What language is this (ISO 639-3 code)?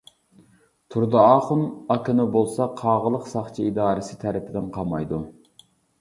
uig